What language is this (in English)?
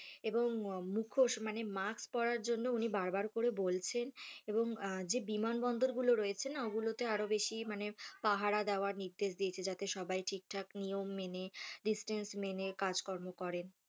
Bangla